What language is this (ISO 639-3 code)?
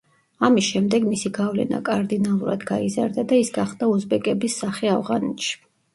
kat